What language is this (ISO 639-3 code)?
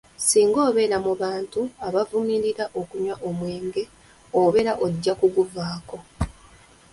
lug